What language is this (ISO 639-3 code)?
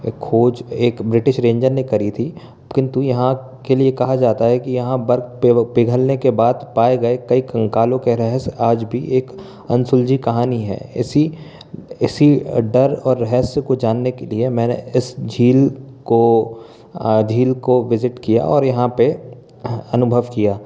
hin